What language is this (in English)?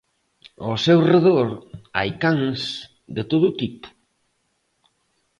Galician